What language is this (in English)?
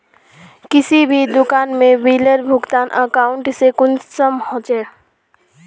Magahi